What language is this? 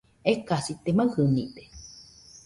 Nüpode Huitoto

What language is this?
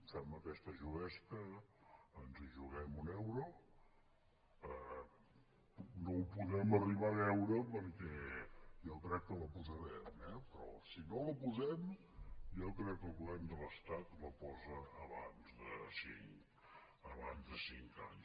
Catalan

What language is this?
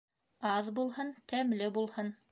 Bashkir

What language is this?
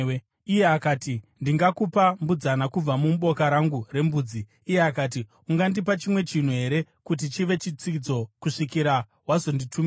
Shona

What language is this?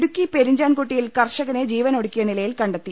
Malayalam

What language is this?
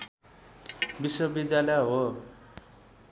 Nepali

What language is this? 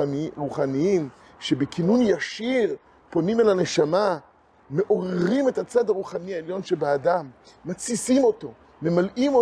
Hebrew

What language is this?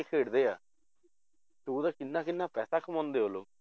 Punjabi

